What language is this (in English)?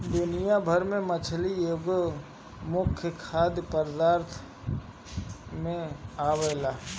Bhojpuri